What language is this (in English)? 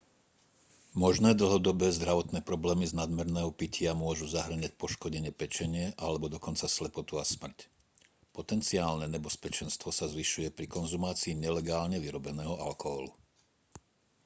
Slovak